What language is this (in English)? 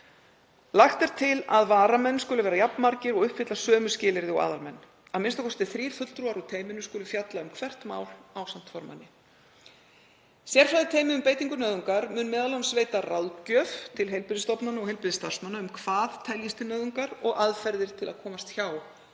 Icelandic